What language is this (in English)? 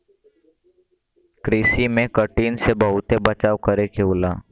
Bhojpuri